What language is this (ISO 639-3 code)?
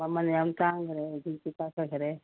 mni